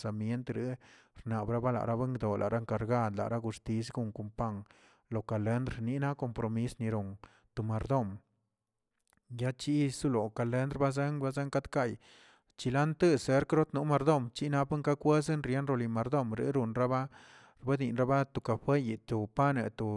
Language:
Tilquiapan Zapotec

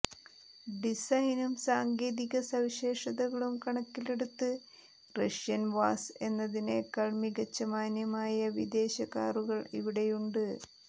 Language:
Malayalam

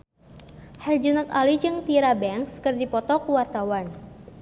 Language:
Sundanese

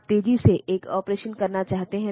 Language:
Hindi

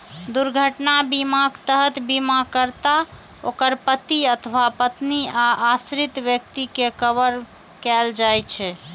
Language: Maithili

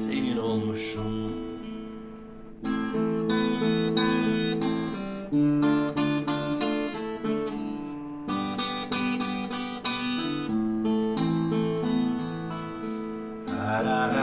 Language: Turkish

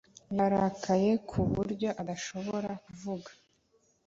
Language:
Kinyarwanda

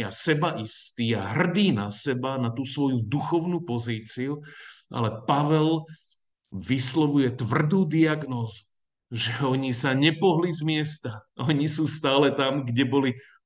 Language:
Slovak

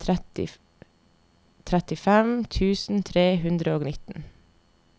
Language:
Norwegian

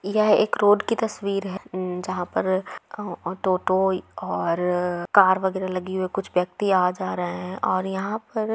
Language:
Magahi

